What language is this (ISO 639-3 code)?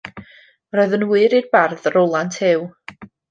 cym